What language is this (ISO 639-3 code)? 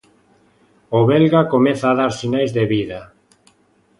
glg